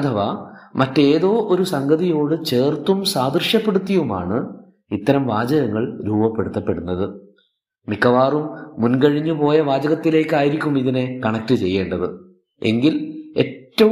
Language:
Malayalam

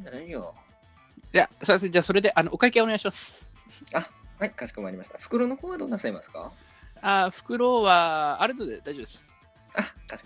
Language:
Japanese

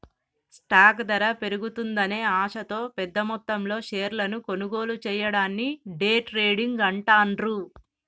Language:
Telugu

